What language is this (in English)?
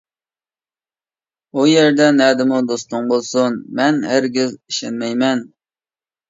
Uyghur